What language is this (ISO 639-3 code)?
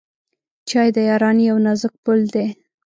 pus